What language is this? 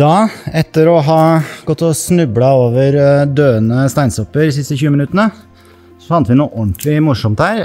Norwegian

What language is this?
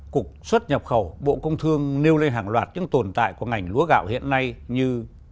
Vietnamese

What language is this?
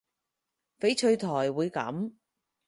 Cantonese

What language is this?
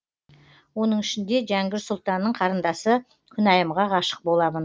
Kazakh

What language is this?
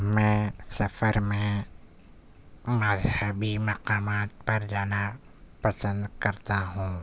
Urdu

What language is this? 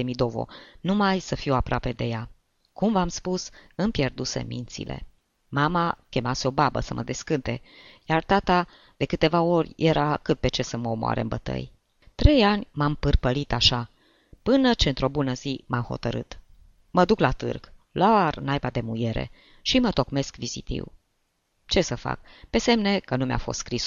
Romanian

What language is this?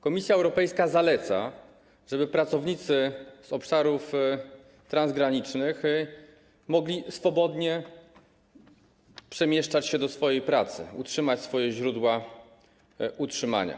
Polish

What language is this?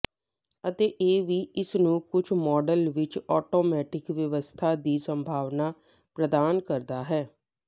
Punjabi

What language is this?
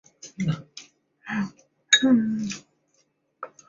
Chinese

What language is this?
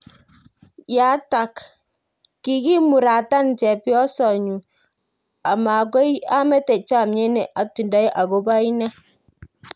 Kalenjin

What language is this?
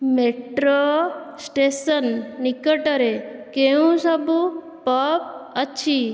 Odia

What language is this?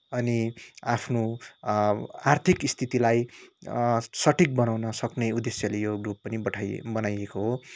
Nepali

